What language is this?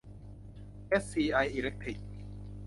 Thai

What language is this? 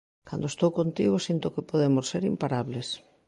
Galician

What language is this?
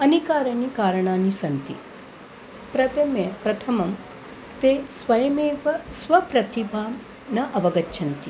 Sanskrit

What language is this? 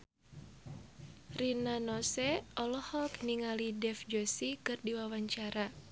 Sundanese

